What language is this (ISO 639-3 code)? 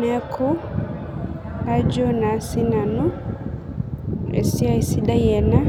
mas